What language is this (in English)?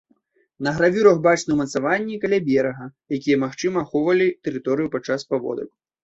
Belarusian